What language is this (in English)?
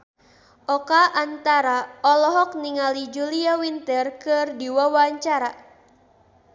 Sundanese